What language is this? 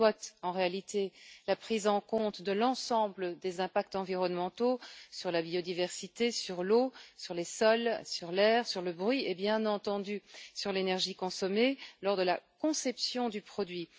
French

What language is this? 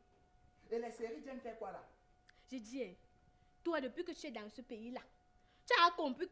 French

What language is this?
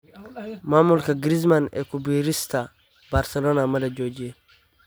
Somali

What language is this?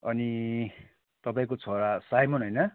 Nepali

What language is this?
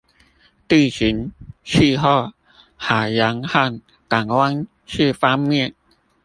Chinese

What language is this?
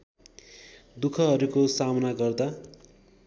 Nepali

